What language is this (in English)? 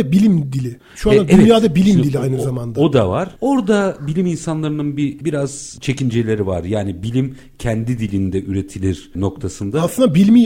Turkish